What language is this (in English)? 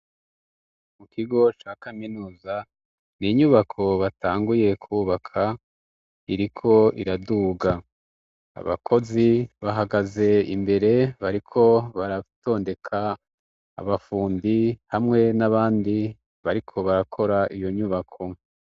Rundi